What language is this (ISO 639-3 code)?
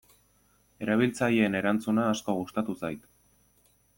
eus